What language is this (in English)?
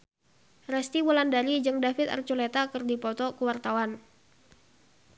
Sundanese